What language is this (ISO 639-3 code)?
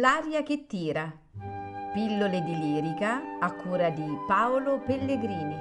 ita